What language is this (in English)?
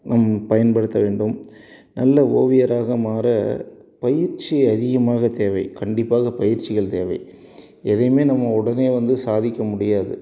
Tamil